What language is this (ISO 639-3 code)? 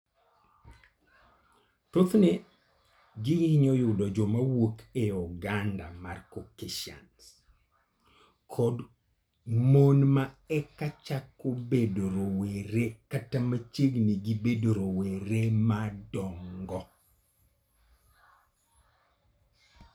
luo